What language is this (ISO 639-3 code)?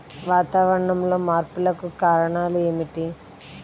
tel